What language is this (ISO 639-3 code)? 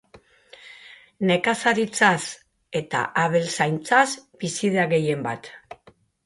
eus